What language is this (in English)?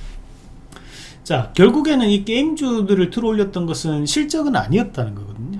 Korean